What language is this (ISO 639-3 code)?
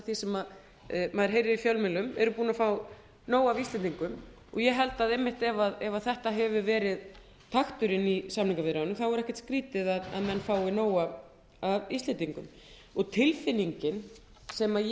isl